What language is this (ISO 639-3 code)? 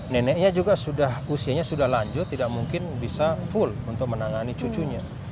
ind